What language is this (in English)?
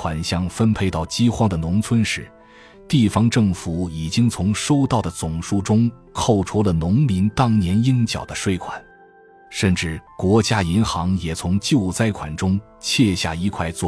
Chinese